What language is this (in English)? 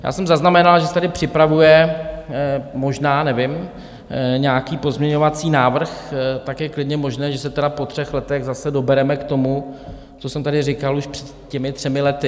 Czech